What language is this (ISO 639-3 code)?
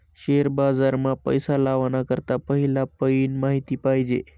mar